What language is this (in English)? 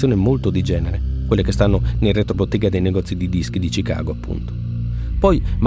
Italian